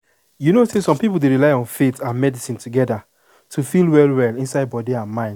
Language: Nigerian Pidgin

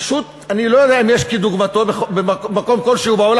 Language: Hebrew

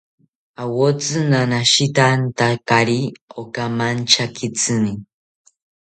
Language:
South Ucayali Ashéninka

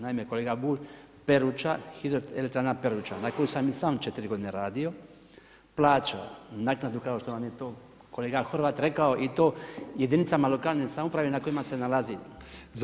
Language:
Croatian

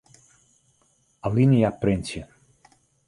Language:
Western Frisian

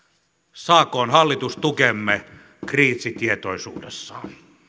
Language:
Finnish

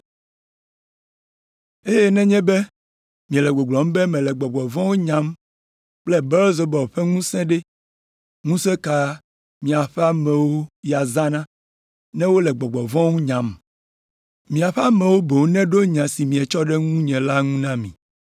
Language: Ewe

